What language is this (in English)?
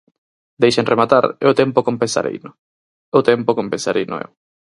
Galician